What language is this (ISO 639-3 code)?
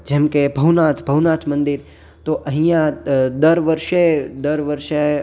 guj